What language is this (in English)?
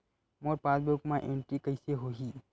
Chhattisgarhi